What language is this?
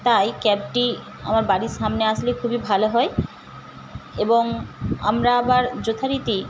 Bangla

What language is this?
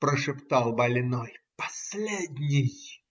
Russian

